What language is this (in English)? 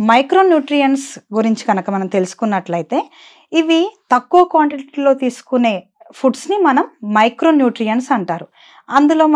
Telugu